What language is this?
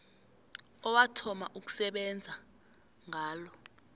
South Ndebele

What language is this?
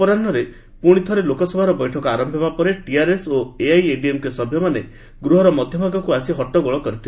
Odia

